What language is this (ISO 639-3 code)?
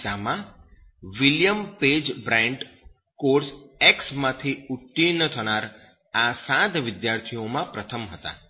guj